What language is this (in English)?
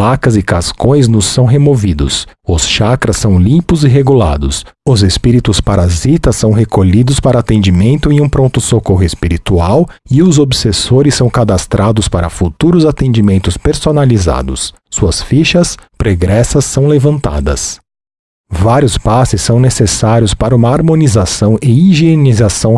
Portuguese